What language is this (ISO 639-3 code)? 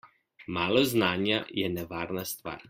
slv